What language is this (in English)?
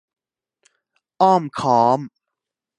Thai